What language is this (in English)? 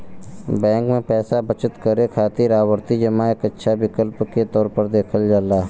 Bhojpuri